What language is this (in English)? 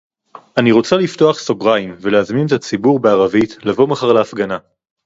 Hebrew